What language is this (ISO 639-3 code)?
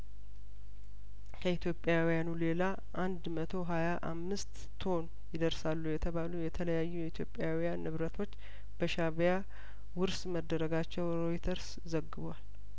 amh